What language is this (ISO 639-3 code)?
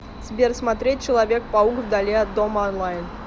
rus